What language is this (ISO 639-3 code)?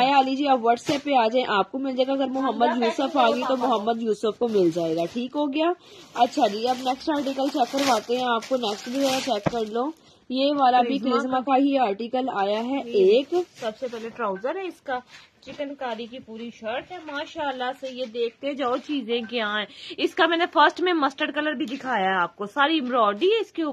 hin